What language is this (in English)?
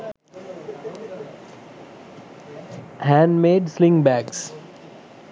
Sinhala